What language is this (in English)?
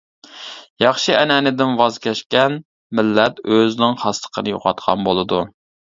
Uyghur